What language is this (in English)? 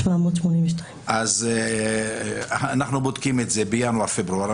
Hebrew